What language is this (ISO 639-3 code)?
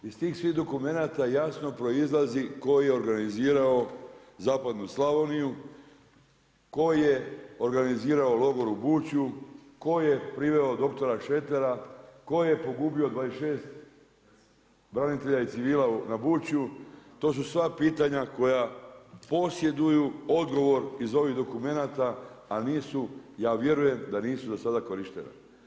hrv